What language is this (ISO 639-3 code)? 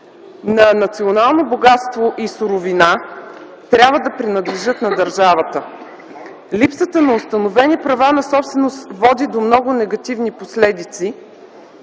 bul